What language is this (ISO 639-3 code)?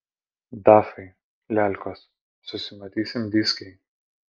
lit